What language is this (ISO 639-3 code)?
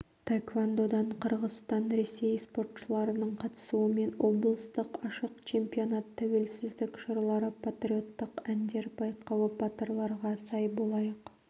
kaz